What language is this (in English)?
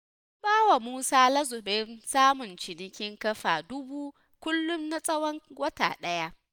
Hausa